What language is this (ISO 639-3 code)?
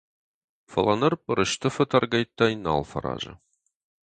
oss